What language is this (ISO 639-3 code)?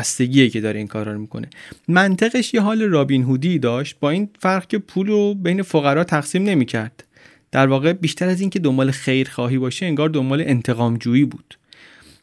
fas